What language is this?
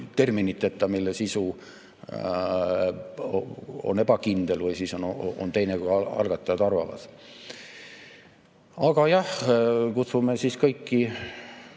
Estonian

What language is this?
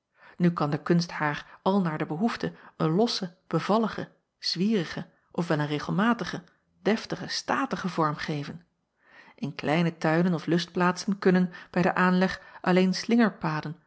Dutch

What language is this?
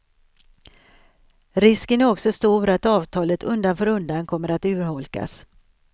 Swedish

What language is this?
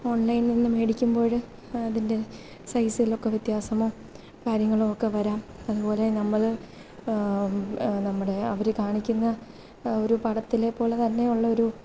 Malayalam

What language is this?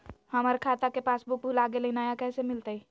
Magahi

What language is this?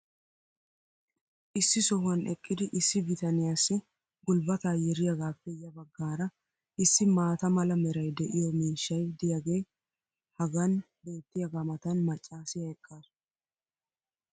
Wolaytta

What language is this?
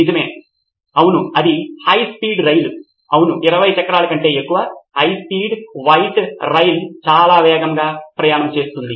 Telugu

